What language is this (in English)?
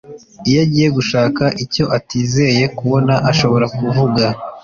Kinyarwanda